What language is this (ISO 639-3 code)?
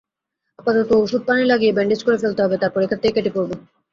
ben